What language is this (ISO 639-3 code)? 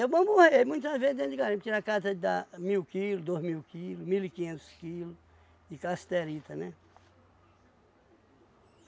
por